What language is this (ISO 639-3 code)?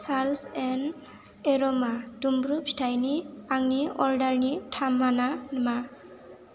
brx